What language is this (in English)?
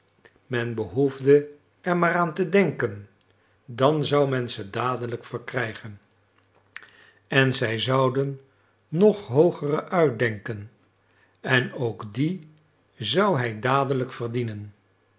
Dutch